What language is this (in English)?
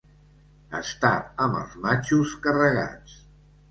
Catalan